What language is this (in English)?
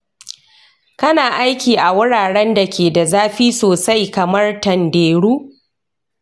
Hausa